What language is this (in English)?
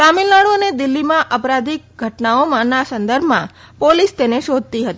Gujarati